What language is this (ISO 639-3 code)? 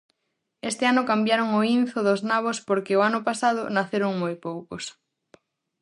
glg